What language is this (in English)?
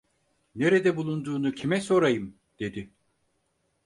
Turkish